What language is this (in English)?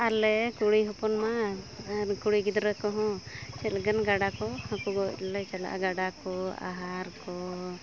Santali